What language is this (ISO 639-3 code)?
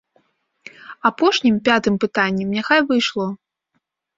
bel